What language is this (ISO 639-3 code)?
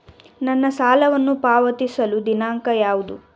kan